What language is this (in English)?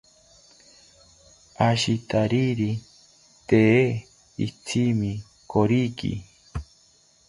South Ucayali Ashéninka